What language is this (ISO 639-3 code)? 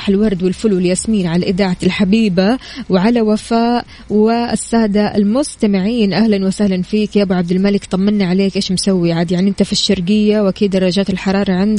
ara